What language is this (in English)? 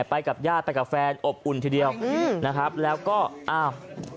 Thai